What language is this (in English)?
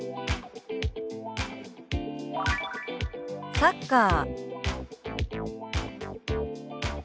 Japanese